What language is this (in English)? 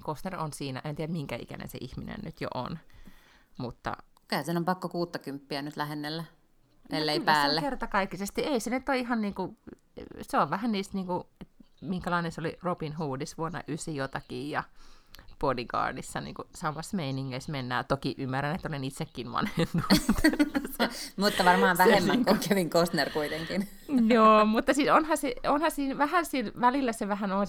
Finnish